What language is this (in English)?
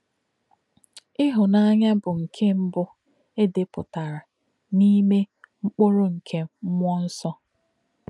Igbo